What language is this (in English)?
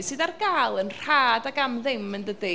Welsh